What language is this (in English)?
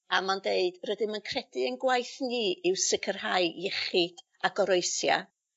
Welsh